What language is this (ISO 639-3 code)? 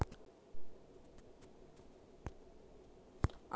tel